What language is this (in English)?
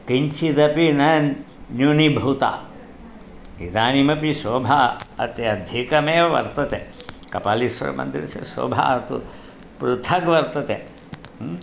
Sanskrit